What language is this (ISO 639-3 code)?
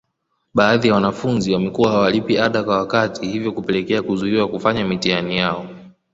swa